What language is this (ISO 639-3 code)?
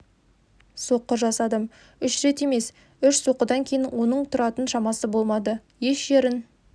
kaz